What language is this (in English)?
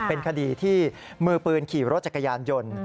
Thai